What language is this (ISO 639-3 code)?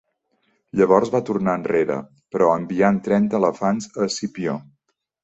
cat